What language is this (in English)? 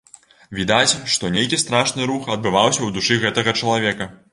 Belarusian